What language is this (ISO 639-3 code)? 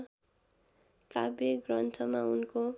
nep